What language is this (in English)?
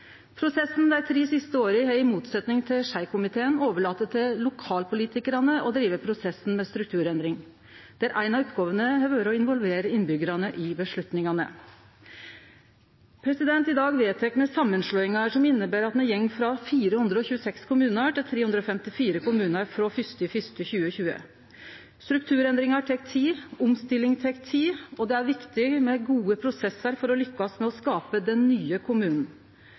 Norwegian Nynorsk